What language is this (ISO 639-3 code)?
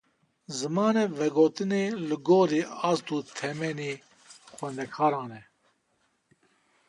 kur